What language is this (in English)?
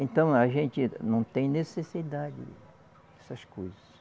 Portuguese